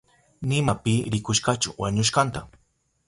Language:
Southern Pastaza Quechua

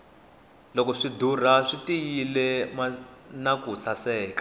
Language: Tsonga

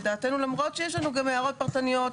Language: Hebrew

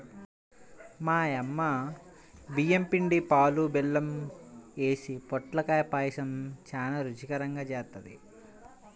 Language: Telugu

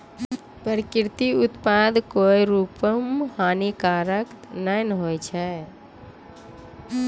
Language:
Maithili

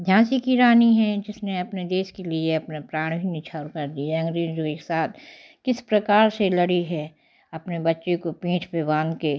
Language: Hindi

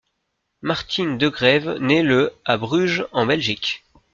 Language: French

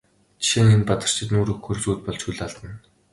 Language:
Mongolian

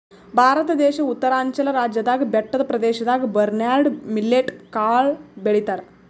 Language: Kannada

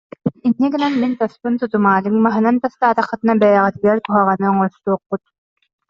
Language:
Yakut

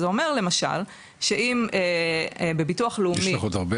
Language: Hebrew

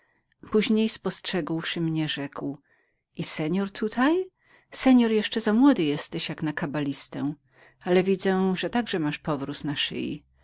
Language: Polish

